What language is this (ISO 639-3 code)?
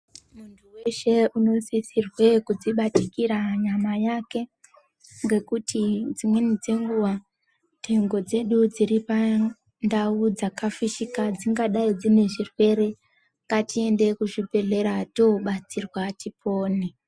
ndc